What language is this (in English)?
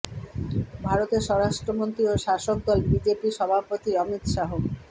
Bangla